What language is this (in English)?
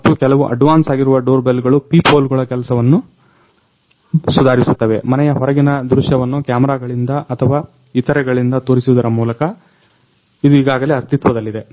Kannada